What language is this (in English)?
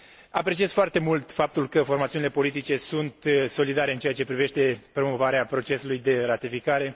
Romanian